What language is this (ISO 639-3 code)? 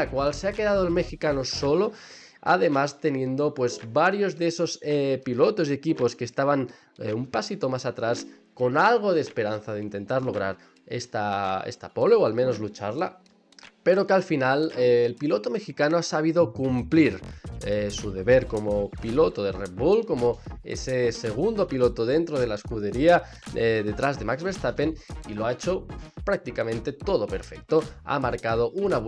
spa